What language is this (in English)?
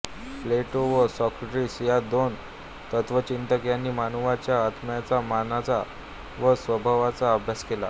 Marathi